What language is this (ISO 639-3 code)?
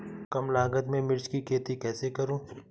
hin